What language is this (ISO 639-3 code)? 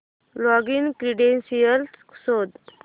mar